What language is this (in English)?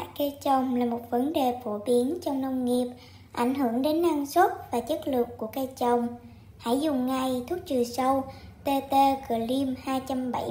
Vietnamese